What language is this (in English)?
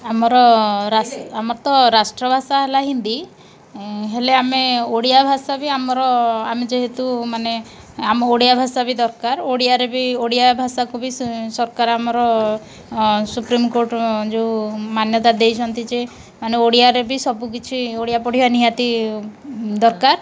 Odia